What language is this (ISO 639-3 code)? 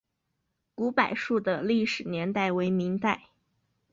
zho